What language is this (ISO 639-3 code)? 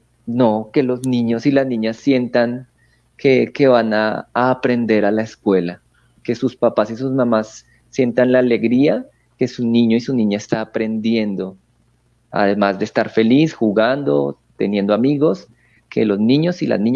spa